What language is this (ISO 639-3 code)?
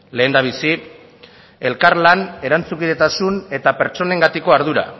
eus